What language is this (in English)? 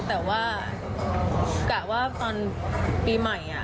Thai